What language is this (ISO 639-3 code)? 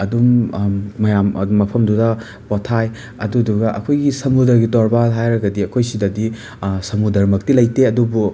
mni